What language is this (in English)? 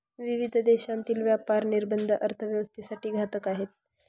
Marathi